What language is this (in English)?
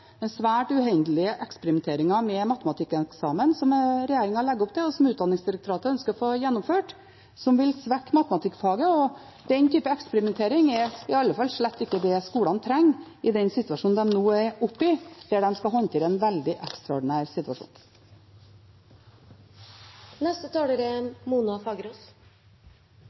Norwegian Bokmål